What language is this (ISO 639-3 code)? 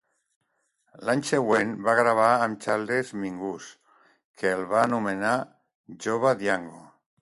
cat